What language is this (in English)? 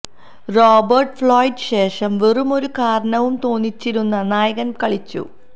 Malayalam